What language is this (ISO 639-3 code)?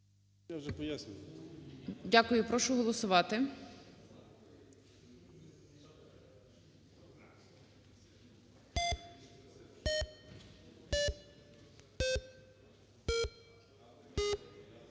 ukr